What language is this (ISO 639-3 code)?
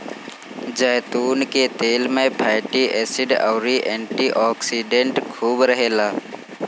bho